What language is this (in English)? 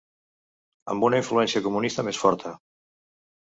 Catalan